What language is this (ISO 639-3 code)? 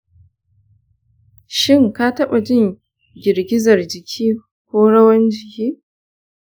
hau